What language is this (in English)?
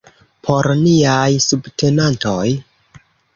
Esperanto